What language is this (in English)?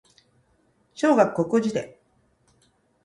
Japanese